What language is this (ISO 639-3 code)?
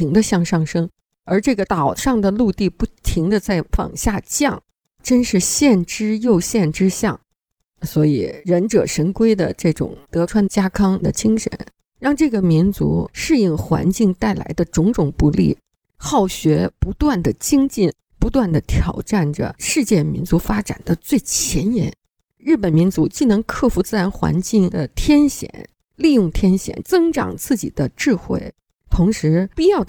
zho